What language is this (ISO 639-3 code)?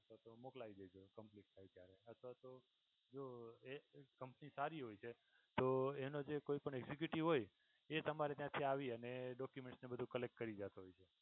guj